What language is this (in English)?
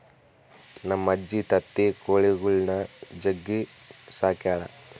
Kannada